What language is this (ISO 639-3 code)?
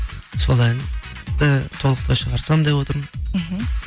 kaz